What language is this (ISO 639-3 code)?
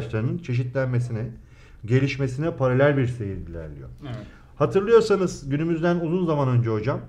tur